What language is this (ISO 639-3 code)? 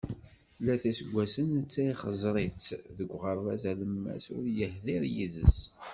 kab